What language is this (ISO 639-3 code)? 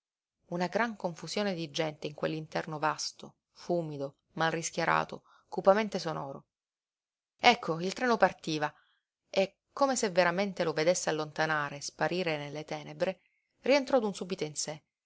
ita